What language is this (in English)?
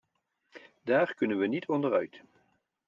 Dutch